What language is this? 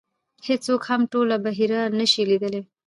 Pashto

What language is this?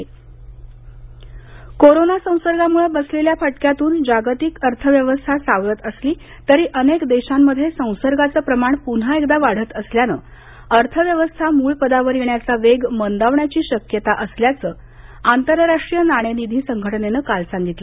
Marathi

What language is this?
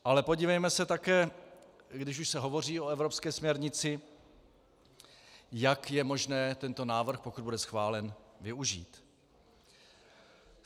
Czech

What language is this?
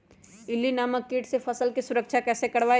Magahi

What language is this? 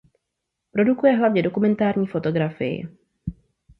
Czech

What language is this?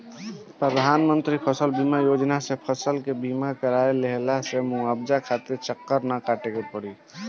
Bhojpuri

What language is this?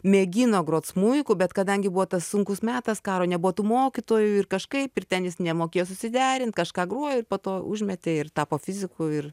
Lithuanian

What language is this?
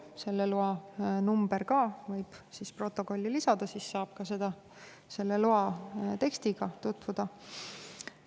Estonian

